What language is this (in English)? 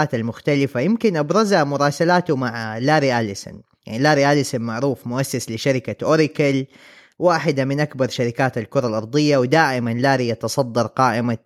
Arabic